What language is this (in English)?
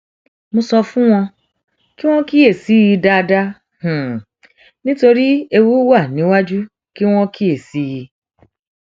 Yoruba